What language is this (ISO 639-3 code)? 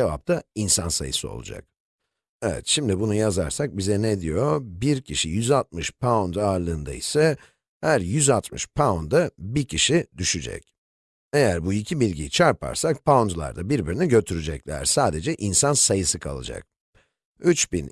tur